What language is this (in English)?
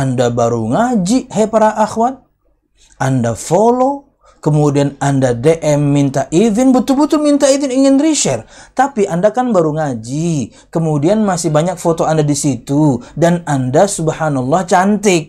Indonesian